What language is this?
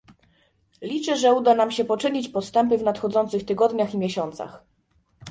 Polish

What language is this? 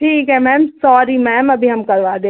Hindi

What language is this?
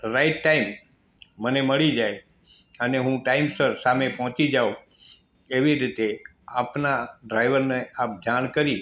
Gujarati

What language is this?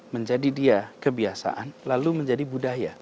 Indonesian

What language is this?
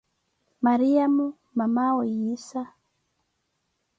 Koti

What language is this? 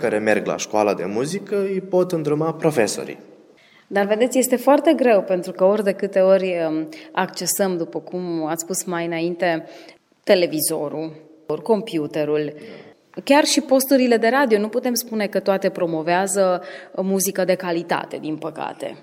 Romanian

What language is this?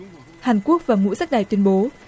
Vietnamese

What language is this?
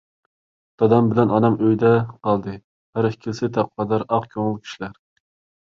Uyghur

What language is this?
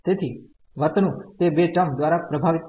Gujarati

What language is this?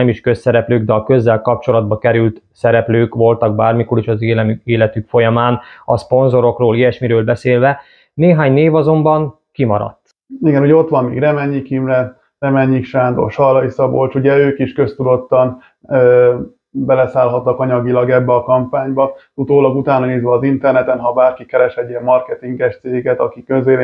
Hungarian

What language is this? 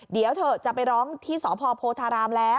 Thai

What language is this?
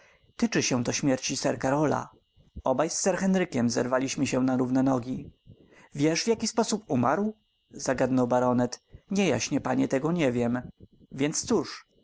Polish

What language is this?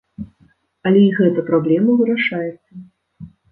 Belarusian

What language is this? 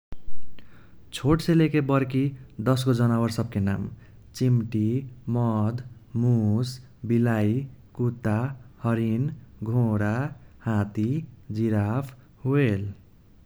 Kochila Tharu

